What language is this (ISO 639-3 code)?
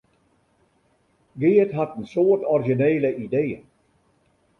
fry